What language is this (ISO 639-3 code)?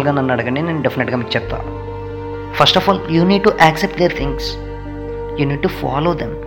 tel